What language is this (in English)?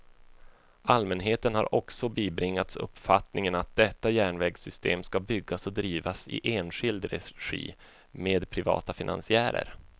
Swedish